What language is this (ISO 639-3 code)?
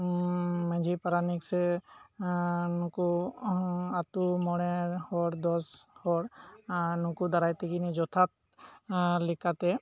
sat